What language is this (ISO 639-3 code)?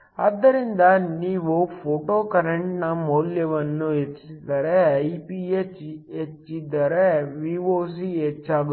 kan